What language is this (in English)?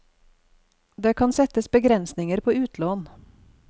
Norwegian